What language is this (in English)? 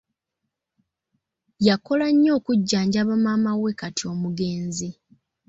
Ganda